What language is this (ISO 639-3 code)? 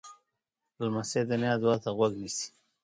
pus